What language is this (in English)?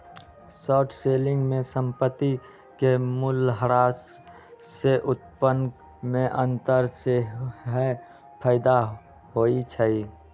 Magahi